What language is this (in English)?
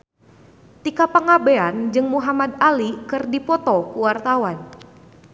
Sundanese